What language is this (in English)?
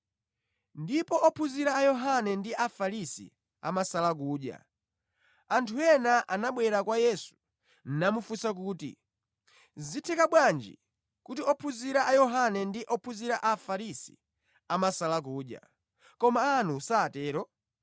Nyanja